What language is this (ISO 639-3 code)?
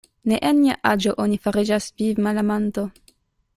epo